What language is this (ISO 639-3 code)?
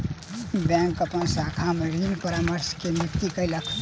mai